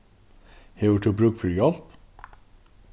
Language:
Faroese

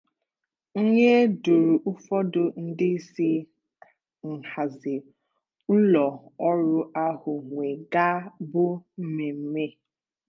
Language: Igbo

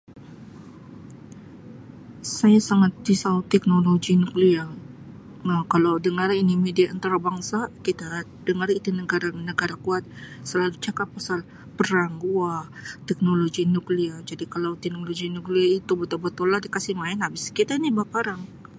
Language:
Sabah Malay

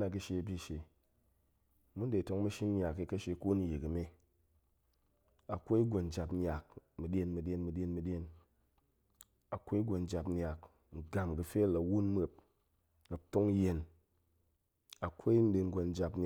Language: Goemai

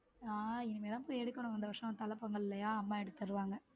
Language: Tamil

